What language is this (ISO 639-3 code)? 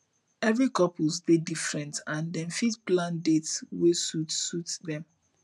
pcm